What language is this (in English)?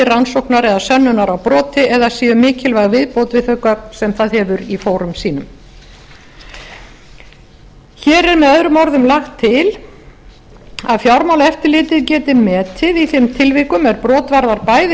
Icelandic